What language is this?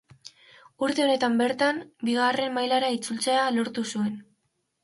Basque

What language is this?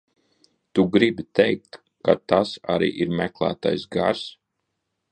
Latvian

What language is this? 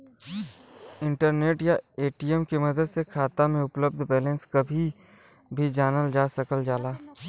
Bhojpuri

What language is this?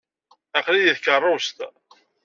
Kabyle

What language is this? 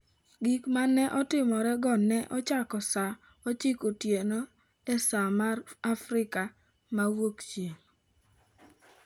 Luo (Kenya and Tanzania)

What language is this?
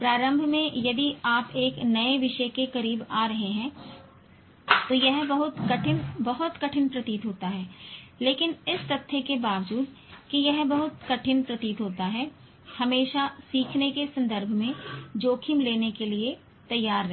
Hindi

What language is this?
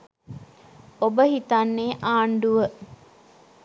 Sinhala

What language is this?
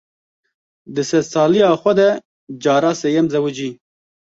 Kurdish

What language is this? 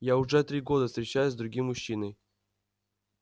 Russian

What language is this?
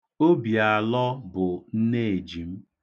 Igbo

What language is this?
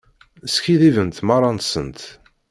Kabyle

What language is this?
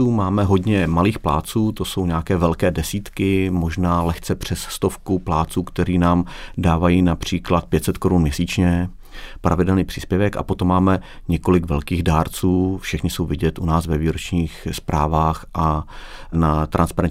Czech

